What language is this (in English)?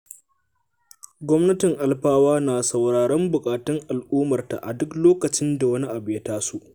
Hausa